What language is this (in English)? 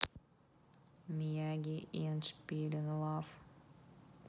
Russian